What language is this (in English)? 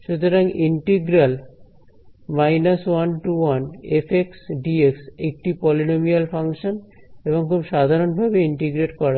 Bangla